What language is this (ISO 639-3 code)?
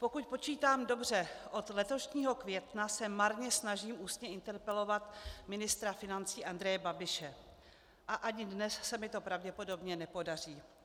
ces